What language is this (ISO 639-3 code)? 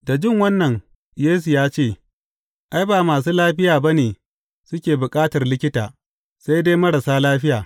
hau